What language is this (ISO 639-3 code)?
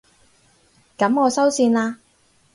yue